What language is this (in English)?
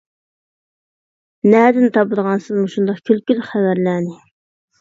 Uyghur